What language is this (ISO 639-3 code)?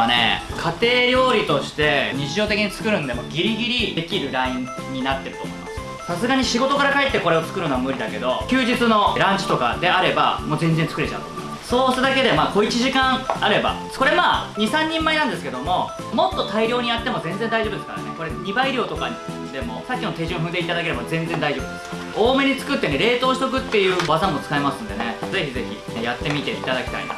jpn